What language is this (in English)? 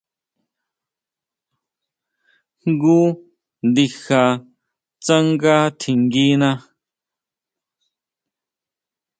Huautla Mazatec